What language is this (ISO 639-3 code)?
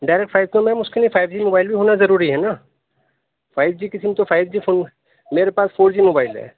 urd